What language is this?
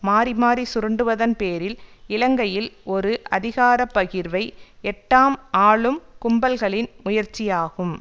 Tamil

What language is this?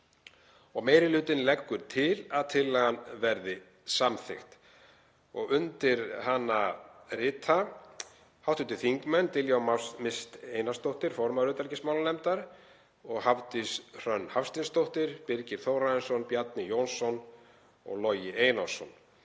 Icelandic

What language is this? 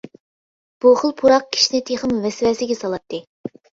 Uyghur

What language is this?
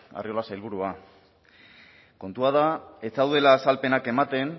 Basque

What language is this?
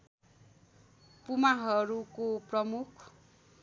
Nepali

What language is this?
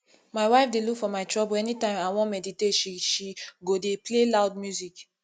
Nigerian Pidgin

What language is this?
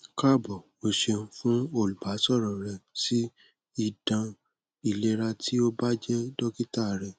Yoruba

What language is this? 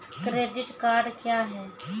Maithili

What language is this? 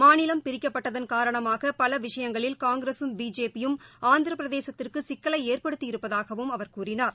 Tamil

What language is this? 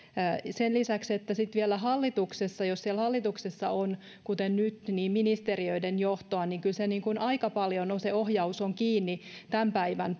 Finnish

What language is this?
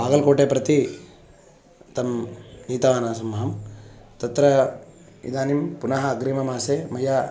Sanskrit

